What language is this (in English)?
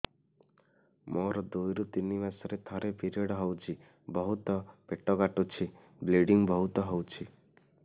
Odia